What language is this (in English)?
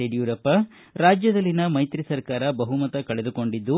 Kannada